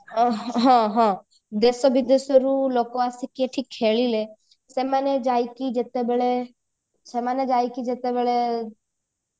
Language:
Odia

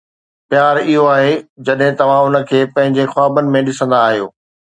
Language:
Sindhi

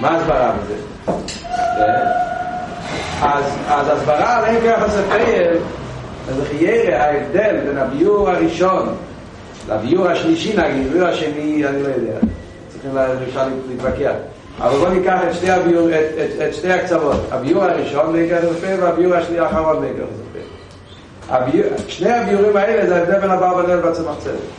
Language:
Hebrew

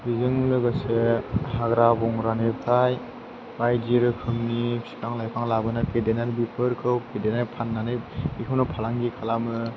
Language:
Bodo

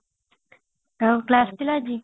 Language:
Odia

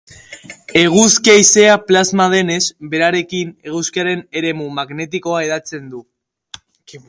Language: Basque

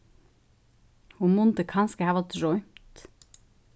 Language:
Faroese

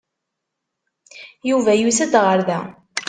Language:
Kabyle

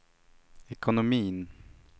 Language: Swedish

